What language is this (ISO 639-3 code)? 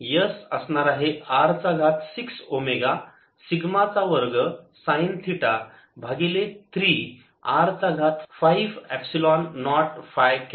mar